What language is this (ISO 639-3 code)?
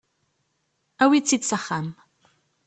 kab